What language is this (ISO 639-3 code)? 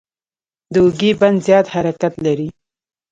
pus